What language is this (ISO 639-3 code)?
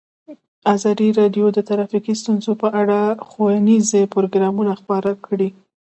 pus